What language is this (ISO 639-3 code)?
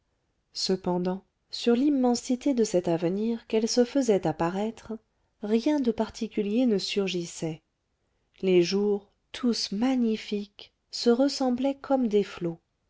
fra